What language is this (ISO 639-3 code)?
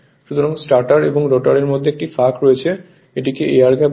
ben